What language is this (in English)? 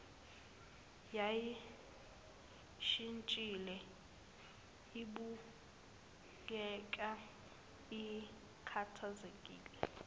Zulu